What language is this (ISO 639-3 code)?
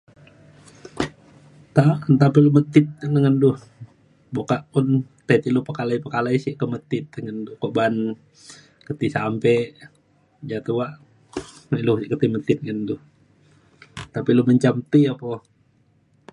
xkl